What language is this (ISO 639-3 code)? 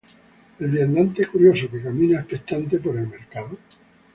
spa